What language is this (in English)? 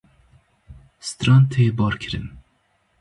Kurdish